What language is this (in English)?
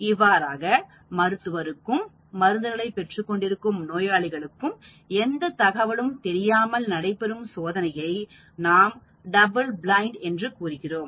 Tamil